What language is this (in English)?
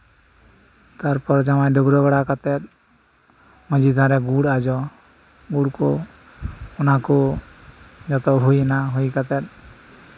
Santali